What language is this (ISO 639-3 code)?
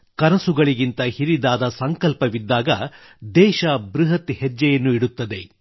kan